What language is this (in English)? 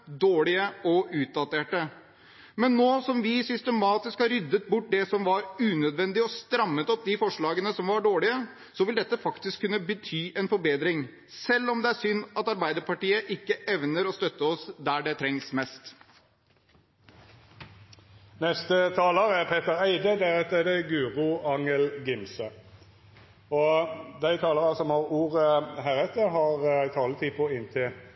Norwegian